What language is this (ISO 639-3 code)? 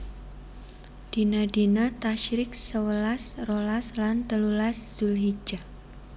jav